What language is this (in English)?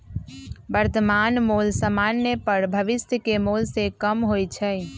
Magahi